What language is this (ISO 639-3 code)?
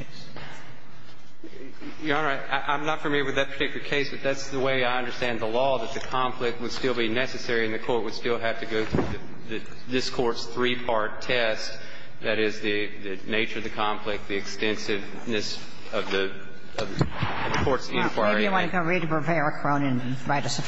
eng